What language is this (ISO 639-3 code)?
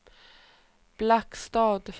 swe